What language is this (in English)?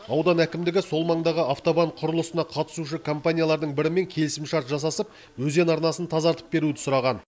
Kazakh